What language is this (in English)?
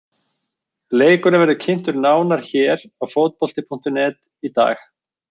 Icelandic